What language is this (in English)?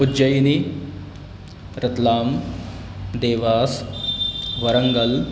Sanskrit